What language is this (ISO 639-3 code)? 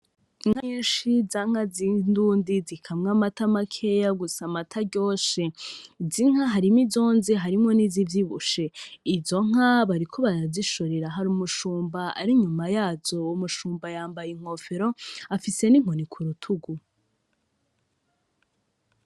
run